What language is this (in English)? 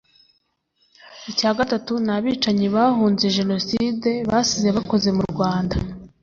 Kinyarwanda